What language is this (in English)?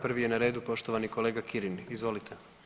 Croatian